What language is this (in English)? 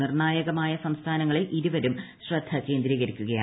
Malayalam